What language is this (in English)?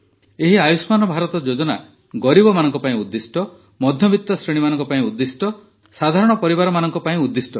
Odia